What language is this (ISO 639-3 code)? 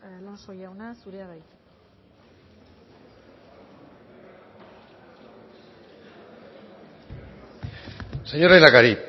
eus